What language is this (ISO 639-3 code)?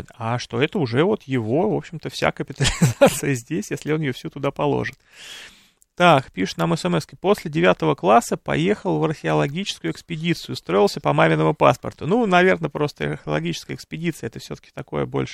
rus